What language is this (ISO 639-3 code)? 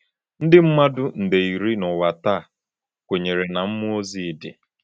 ibo